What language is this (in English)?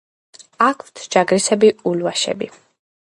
Georgian